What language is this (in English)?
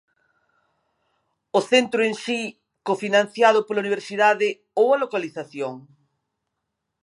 Galician